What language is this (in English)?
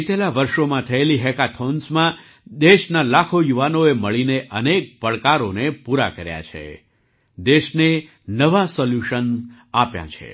Gujarati